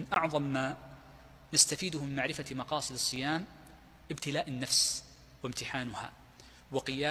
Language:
Arabic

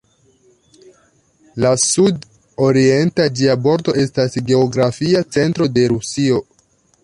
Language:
Esperanto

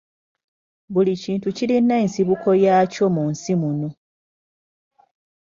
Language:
Ganda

